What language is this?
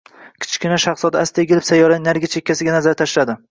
Uzbek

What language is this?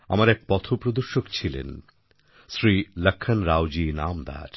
Bangla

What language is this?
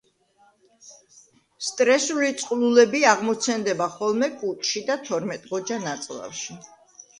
Georgian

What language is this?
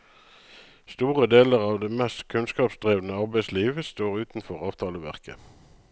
Norwegian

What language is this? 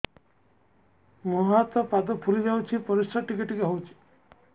Odia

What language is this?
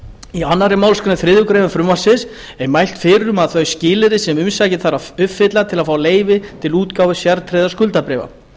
Icelandic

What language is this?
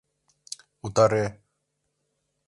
Mari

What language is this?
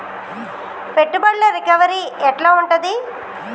Telugu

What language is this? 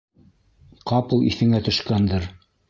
Bashkir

